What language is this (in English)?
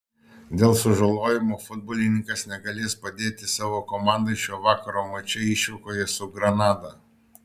Lithuanian